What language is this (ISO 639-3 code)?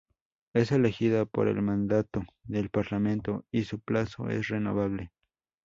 spa